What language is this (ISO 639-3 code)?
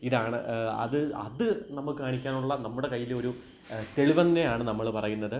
mal